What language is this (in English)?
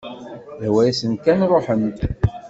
Kabyle